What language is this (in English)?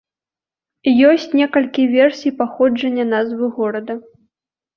Belarusian